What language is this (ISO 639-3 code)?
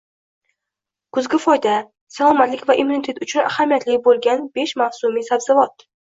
uzb